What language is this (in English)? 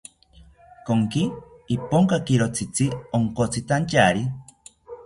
South Ucayali Ashéninka